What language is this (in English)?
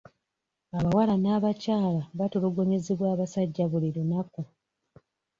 Ganda